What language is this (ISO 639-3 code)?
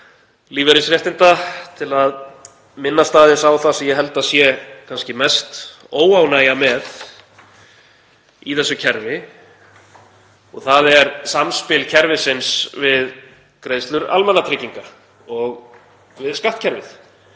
isl